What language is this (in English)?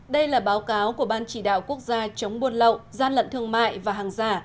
Vietnamese